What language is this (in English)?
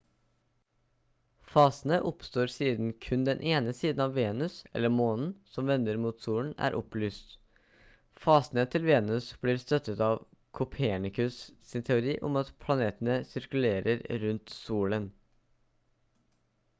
Norwegian Bokmål